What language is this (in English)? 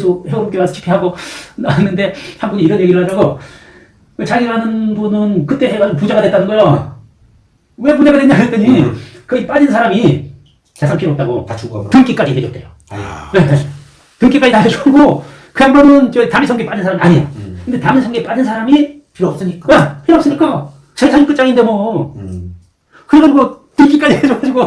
Korean